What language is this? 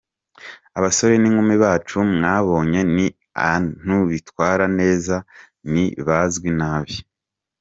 Kinyarwanda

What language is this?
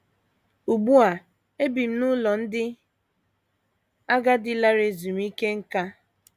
Igbo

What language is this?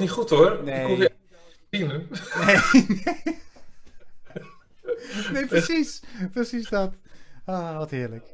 Dutch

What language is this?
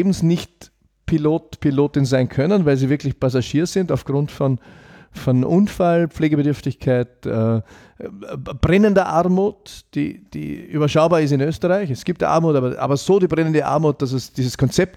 German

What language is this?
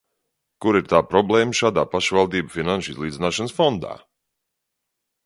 Latvian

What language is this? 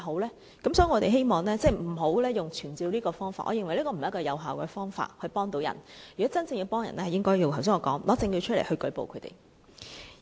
Cantonese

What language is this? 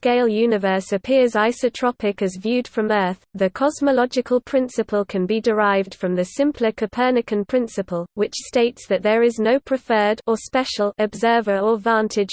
English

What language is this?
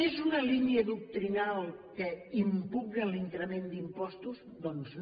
Catalan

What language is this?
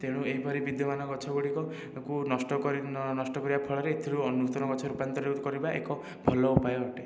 Odia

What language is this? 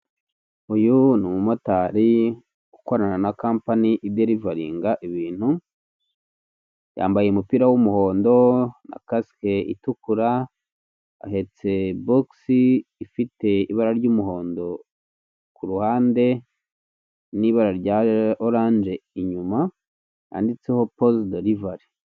Kinyarwanda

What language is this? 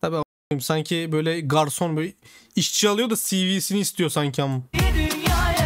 Turkish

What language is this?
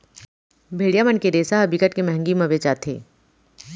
Chhattisgarhi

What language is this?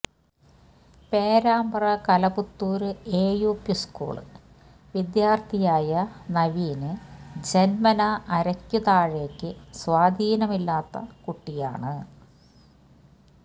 Malayalam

